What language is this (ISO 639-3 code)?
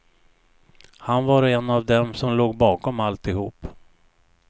swe